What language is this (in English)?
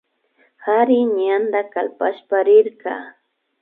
Imbabura Highland Quichua